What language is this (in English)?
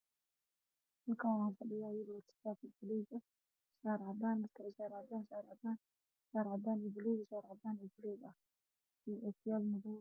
Somali